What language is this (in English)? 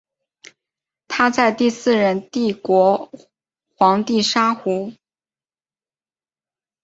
Chinese